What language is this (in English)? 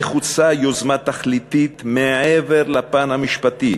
Hebrew